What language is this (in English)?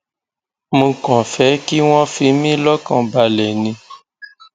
Yoruba